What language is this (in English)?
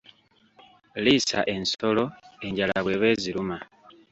Ganda